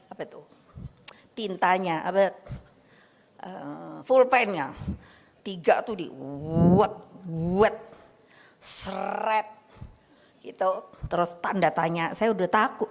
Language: Indonesian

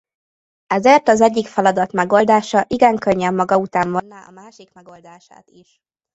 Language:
Hungarian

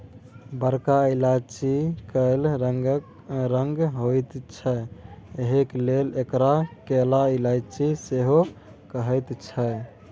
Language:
Maithili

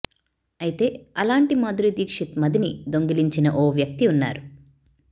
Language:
Telugu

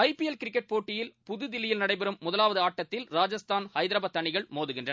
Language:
Tamil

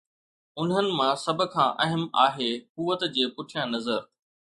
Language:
Sindhi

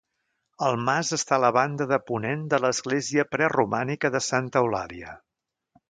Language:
Catalan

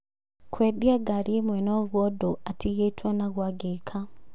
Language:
Kikuyu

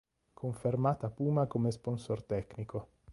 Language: Italian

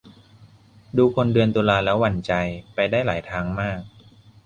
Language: Thai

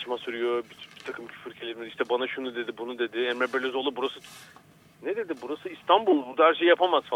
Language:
Turkish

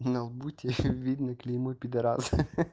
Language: Russian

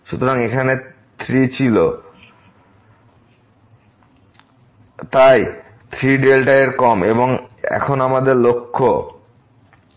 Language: Bangla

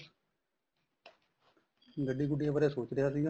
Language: Punjabi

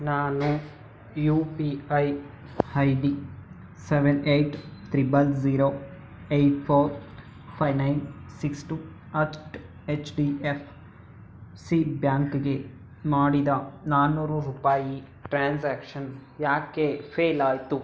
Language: Kannada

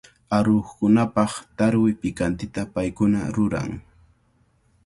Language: Cajatambo North Lima Quechua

